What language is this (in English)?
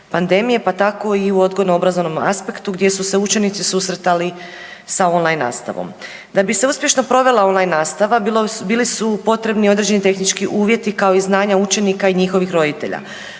Croatian